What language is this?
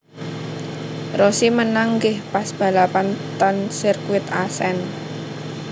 Javanese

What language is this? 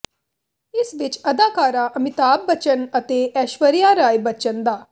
Punjabi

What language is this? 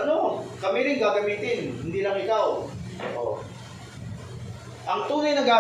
Filipino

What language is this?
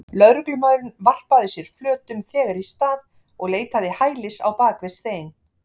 Icelandic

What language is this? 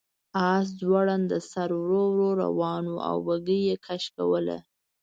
Pashto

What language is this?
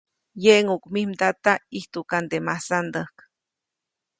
Copainalá Zoque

